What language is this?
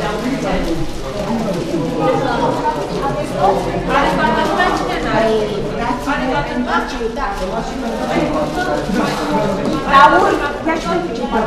Romanian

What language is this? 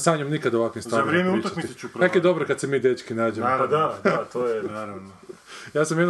Croatian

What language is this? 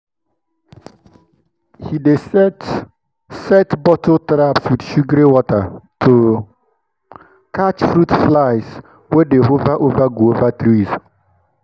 Nigerian Pidgin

